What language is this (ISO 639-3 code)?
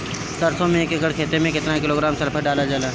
bho